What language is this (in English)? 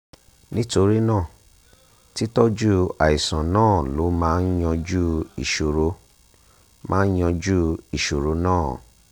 Yoruba